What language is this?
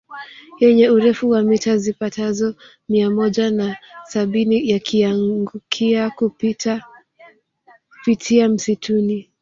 Swahili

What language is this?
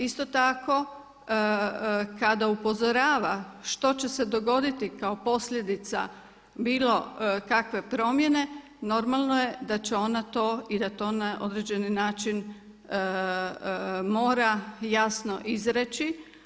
Croatian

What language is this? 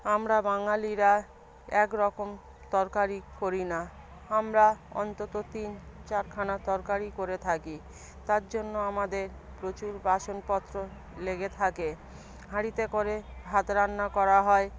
Bangla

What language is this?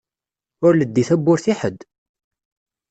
Kabyle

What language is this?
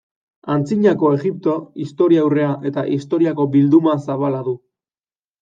Basque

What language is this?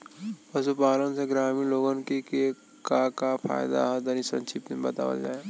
Bhojpuri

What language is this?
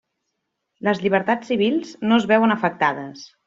Catalan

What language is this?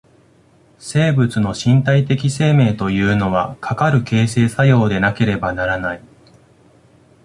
Japanese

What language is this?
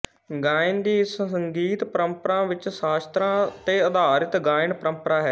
Punjabi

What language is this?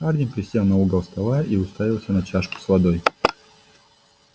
Russian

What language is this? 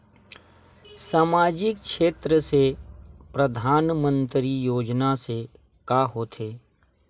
Chhattisgarhi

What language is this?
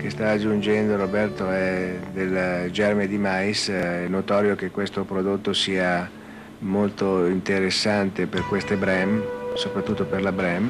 Italian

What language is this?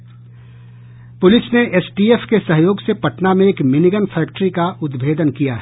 Hindi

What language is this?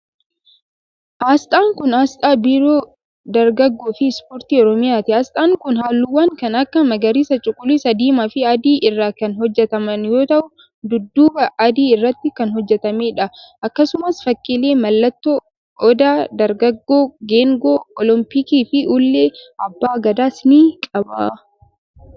Oromo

